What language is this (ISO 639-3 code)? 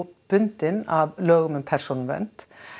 isl